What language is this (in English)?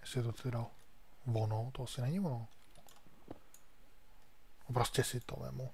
Czech